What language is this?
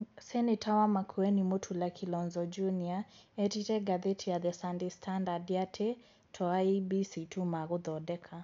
Kikuyu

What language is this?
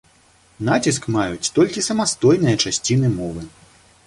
Belarusian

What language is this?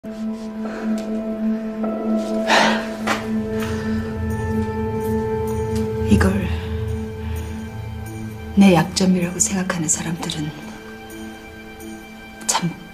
Korean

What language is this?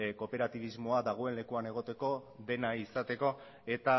Basque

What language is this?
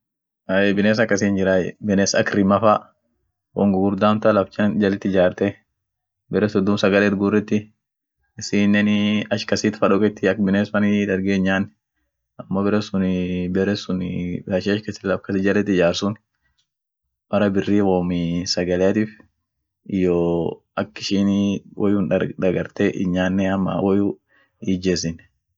Orma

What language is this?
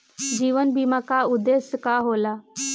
Bhojpuri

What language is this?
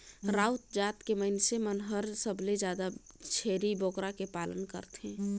Chhattisgarhi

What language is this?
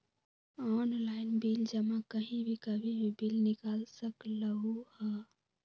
Magahi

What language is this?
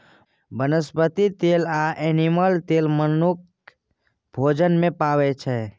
Maithili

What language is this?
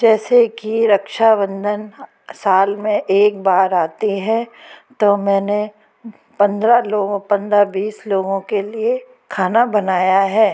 Hindi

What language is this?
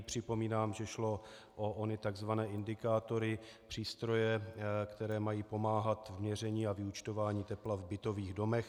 Czech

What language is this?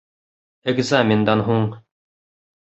Bashkir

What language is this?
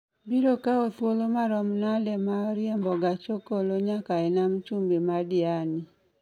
Luo (Kenya and Tanzania)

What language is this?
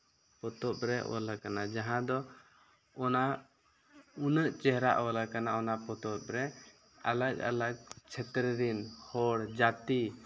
Santali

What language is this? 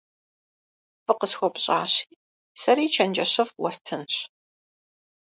Kabardian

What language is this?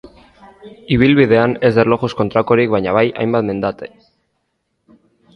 Basque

